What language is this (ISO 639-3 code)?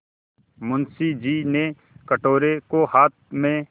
hin